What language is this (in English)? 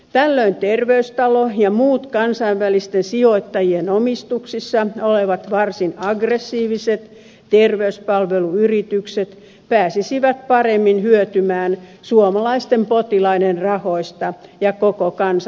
Finnish